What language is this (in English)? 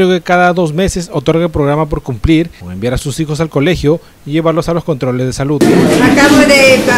Spanish